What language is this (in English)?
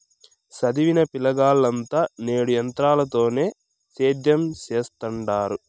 Telugu